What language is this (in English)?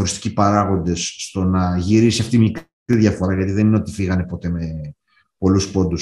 Greek